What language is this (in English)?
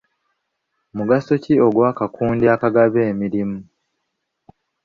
Ganda